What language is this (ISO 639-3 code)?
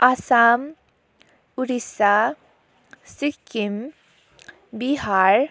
nep